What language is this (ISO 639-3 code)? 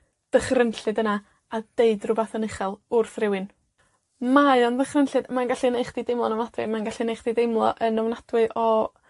cym